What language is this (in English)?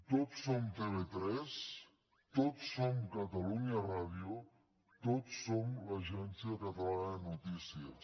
Catalan